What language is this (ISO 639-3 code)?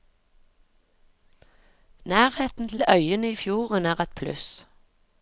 nor